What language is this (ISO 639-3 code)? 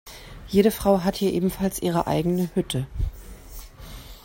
deu